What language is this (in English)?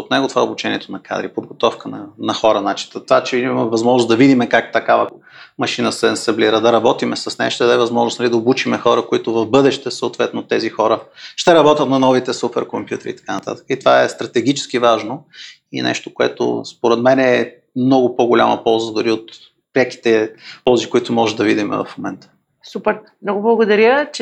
Bulgarian